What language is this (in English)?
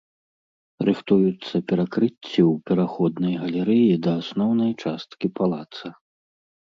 Belarusian